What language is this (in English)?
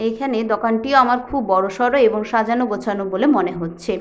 Bangla